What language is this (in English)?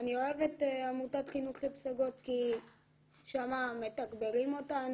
Hebrew